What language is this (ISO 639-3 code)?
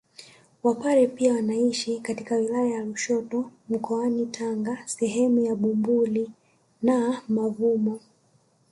swa